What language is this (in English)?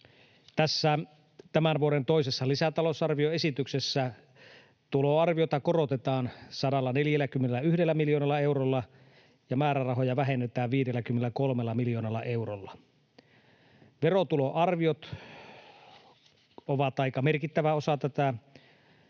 Finnish